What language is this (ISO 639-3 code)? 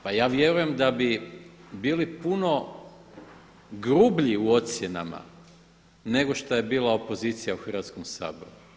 hrv